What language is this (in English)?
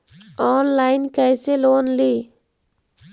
Magahi